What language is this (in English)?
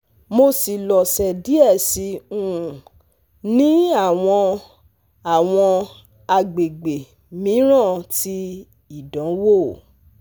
Yoruba